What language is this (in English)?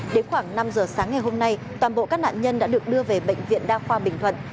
Vietnamese